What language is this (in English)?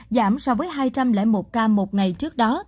Vietnamese